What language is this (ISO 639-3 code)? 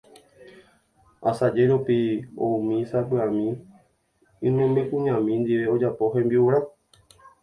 grn